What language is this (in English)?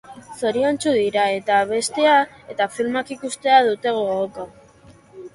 Basque